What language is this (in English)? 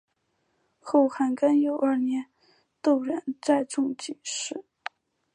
Chinese